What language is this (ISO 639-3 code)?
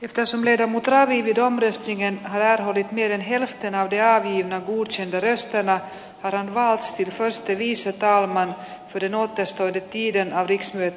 fin